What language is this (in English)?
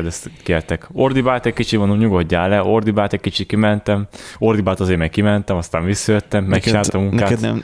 Hungarian